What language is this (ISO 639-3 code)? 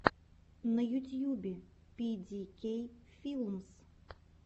rus